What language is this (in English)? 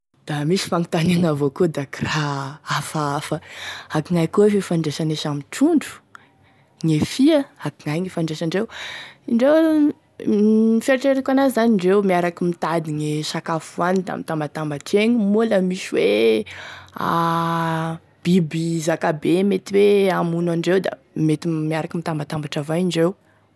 Tesaka Malagasy